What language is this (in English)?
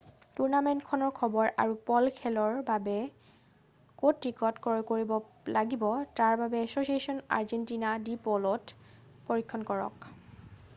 Assamese